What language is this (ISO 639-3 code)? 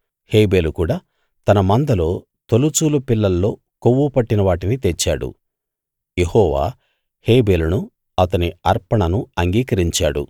tel